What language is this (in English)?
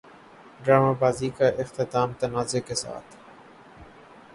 Urdu